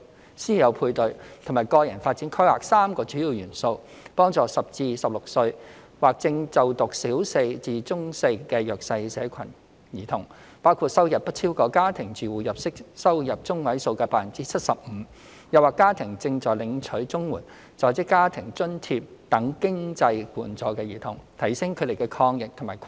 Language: Cantonese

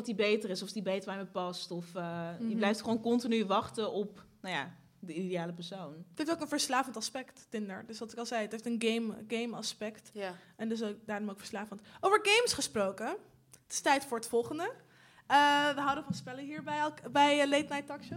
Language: Dutch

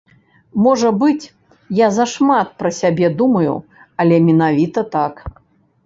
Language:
Belarusian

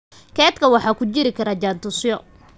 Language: Somali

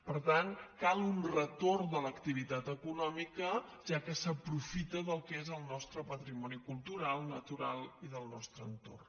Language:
Catalan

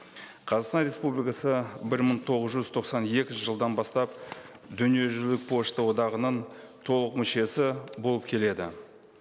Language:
Kazakh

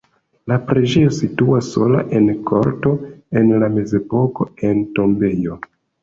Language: Esperanto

